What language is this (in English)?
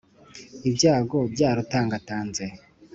Kinyarwanda